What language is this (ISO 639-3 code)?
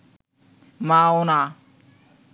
ben